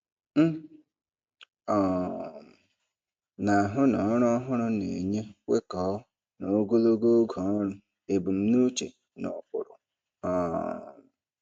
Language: Igbo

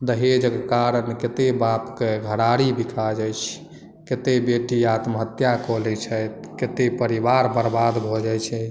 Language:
Maithili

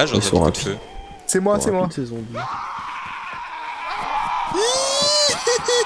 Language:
French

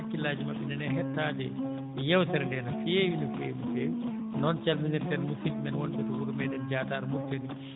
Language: Fula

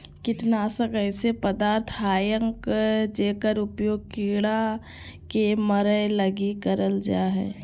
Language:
Magahi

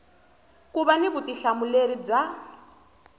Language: Tsonga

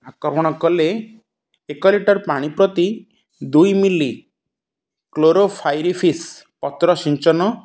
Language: Odia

